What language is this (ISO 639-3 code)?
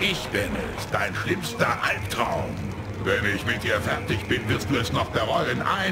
deu